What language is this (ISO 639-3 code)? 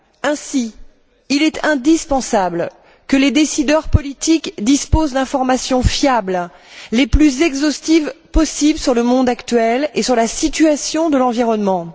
fra